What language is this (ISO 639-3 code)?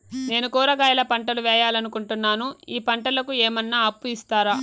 tel